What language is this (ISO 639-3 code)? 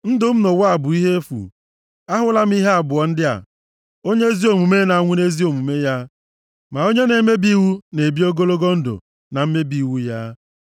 ibo